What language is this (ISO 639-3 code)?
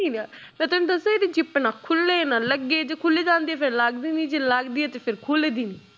pan